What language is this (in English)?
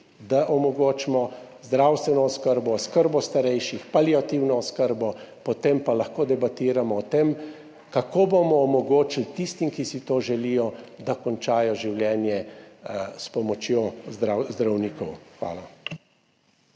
Slovenian